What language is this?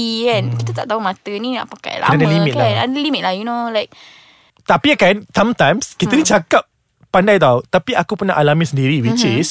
Malay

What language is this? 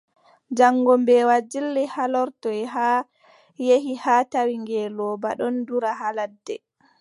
Adamawa Fulfulde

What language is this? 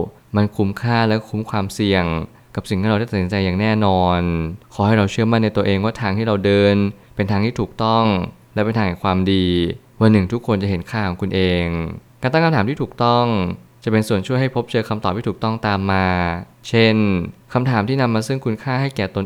Thai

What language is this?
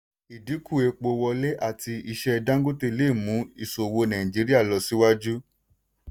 Yoruba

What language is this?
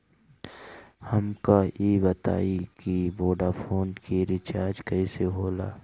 Bhojpuri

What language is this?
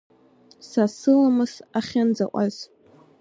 Abkhazian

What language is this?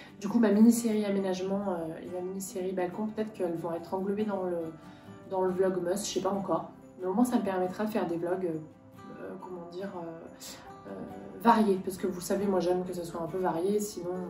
French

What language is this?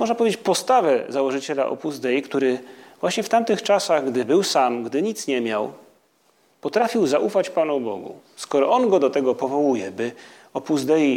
Polish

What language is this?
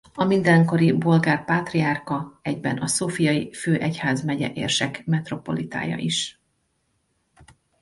Hungarian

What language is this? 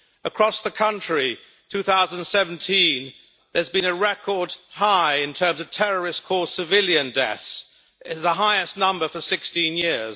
English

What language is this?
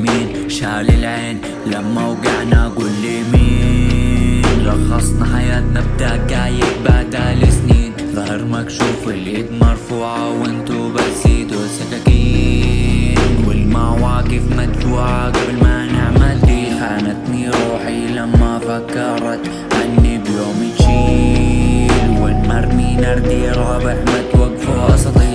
Arabic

